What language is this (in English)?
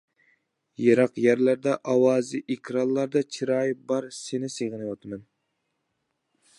Uyghur